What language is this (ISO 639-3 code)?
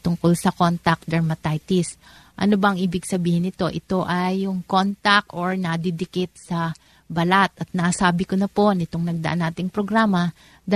fil